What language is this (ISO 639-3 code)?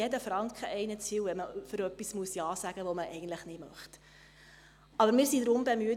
gsw